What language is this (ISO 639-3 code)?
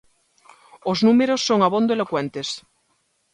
glg